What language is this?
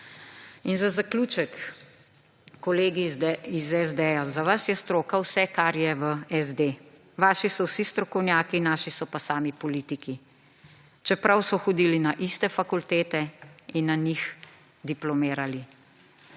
Slovenian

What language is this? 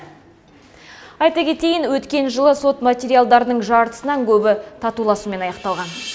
Kazakh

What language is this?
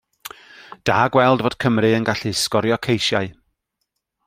Welsh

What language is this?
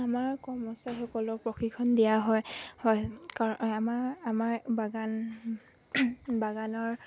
Assamese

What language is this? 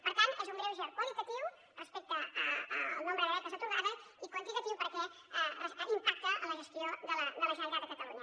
Catalan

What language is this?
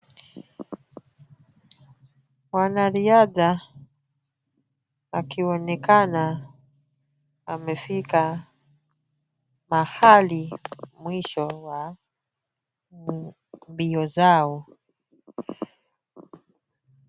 Swahili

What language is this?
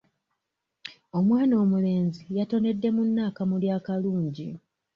Ganda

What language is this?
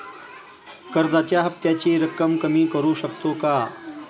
Marathi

